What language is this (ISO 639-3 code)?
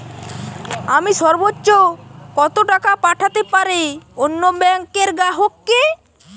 ben